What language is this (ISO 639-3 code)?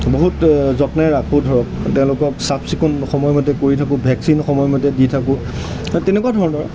asm